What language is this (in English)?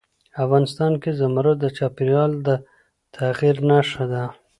Pashto